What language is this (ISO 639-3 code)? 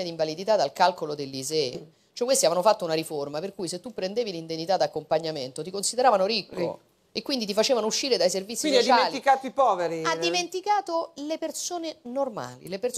ita